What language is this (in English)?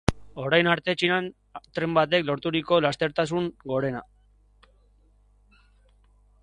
Basque